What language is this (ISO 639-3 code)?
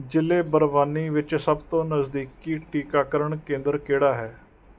pan